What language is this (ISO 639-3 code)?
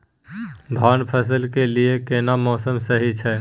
mai